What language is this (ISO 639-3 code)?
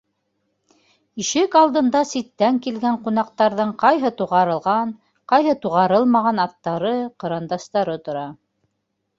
bak